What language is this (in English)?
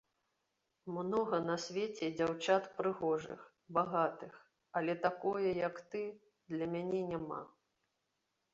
Belarusian